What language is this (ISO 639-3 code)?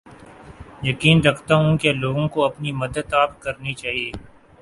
urd